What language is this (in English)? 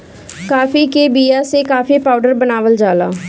Bhojpuri